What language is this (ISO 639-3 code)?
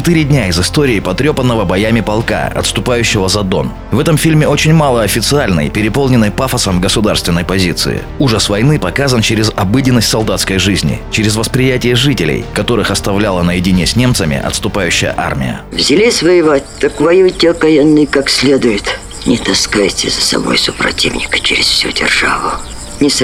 rus